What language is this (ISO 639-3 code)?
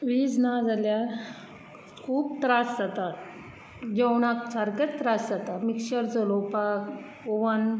kok